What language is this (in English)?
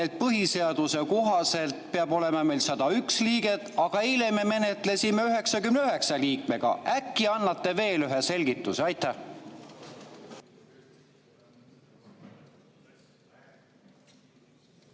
Estonian